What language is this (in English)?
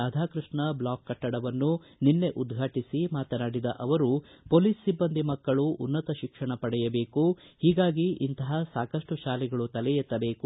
Kannada